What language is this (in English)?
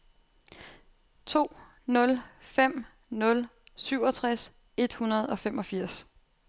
Danish